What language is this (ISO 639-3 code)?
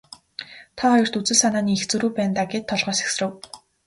mon